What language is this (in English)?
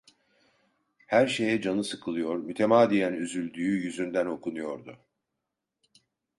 Turkish